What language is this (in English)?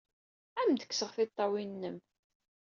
Kabyle